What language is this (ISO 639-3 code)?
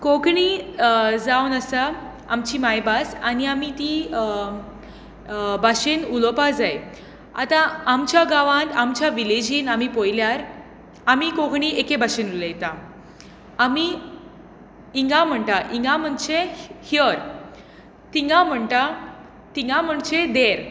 kok